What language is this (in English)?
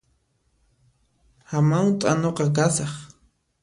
Puno Quechua